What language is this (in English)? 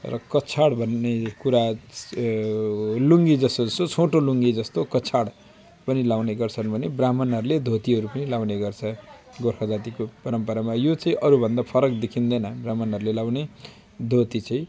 Nepali